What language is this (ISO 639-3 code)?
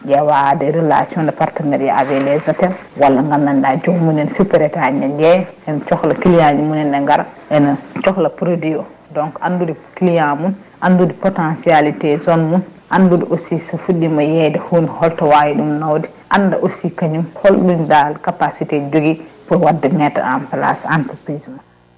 ful